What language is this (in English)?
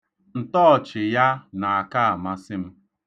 Igbo